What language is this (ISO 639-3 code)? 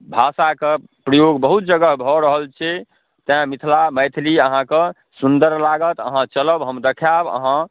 mai